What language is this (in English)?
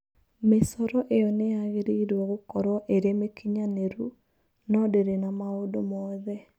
Kikuyu